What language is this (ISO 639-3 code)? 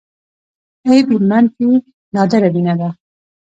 pus